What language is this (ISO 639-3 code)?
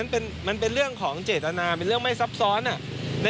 tha